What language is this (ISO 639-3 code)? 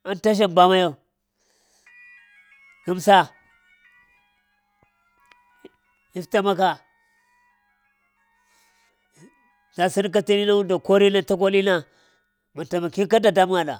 hia